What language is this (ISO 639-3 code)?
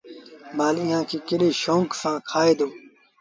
sbn